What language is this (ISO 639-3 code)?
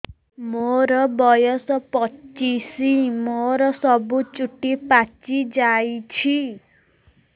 ori